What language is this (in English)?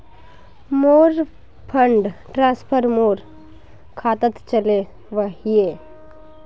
Magahi